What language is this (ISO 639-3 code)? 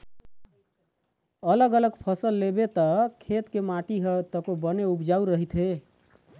hne